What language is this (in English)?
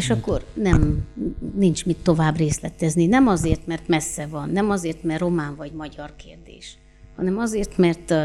Hungarian